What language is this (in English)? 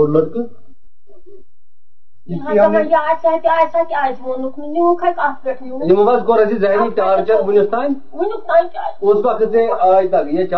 Urdu